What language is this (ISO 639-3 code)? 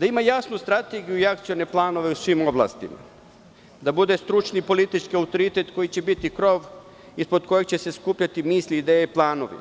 srp